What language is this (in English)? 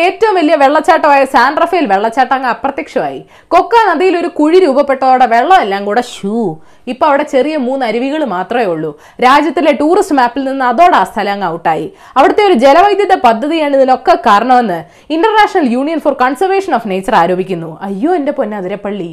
Malayalam